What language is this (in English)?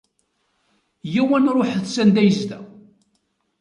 Kabyle